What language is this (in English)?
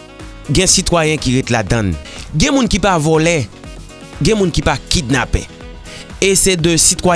French